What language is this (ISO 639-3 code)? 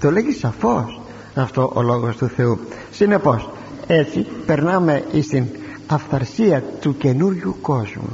ell